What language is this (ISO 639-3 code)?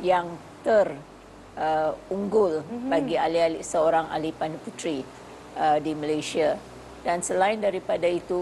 msa